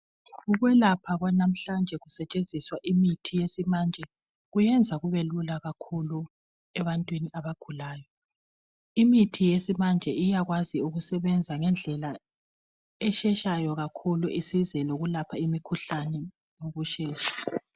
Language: North Ndebele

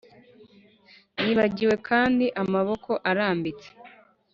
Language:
Kinyarwanda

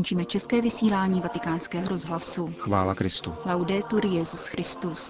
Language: Czech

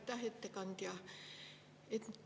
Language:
Estonian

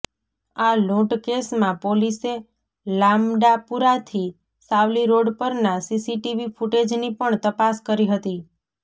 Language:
Gujarati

